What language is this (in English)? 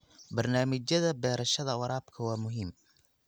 Somali